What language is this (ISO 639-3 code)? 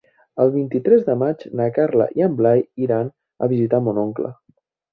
cat